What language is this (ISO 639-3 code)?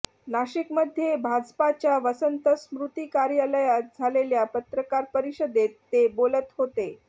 mar